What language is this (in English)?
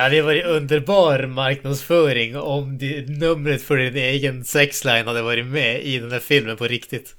Swedish